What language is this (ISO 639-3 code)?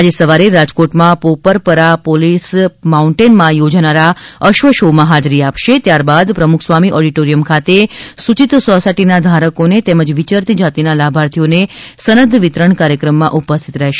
guj